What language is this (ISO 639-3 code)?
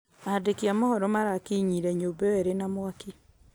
kik